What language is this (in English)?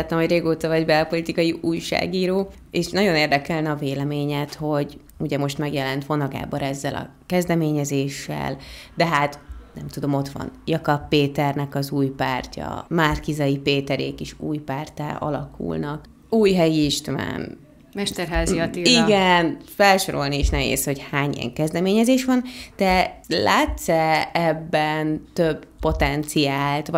Hungarian